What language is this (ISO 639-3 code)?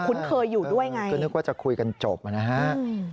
tha